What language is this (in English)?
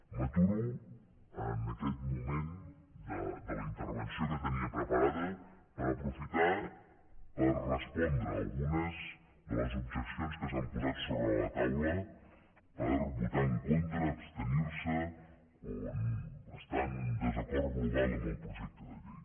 Catalan